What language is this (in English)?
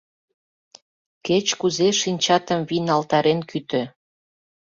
Mari